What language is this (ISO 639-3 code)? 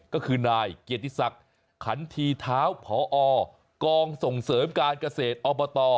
tha